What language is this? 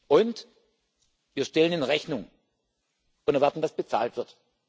German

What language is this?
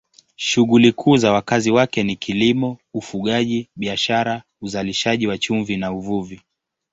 Swahili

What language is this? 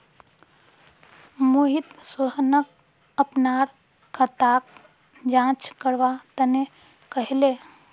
Magahi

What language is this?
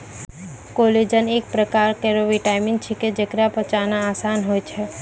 Maithili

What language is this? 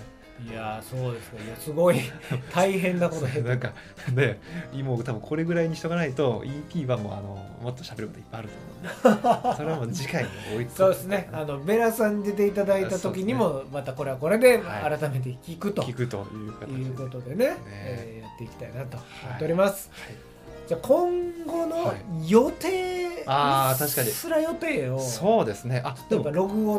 Japanese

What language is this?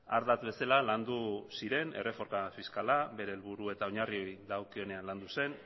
Basque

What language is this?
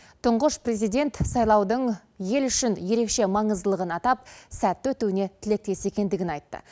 Kazakh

